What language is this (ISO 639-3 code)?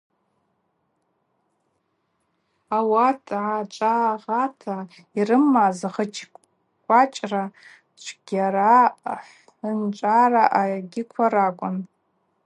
abq